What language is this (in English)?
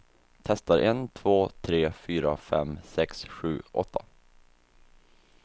Swedish